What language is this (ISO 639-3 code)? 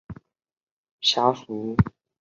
zho